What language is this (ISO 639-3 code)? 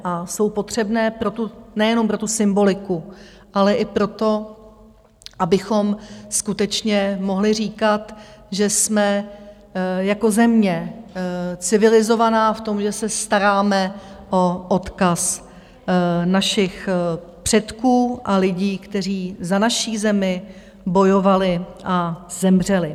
ces